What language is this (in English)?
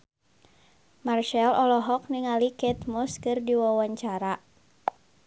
Sundanese